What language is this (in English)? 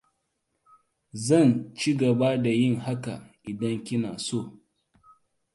Hausa